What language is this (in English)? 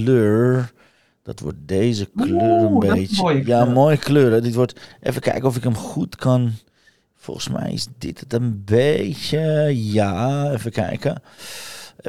Dutch